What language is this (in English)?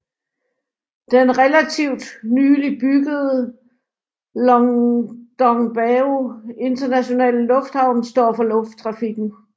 Danish